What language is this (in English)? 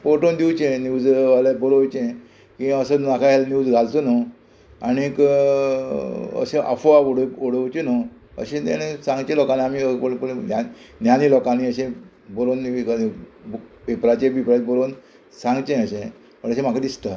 Konkani